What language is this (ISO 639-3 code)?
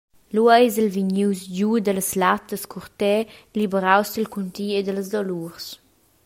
roh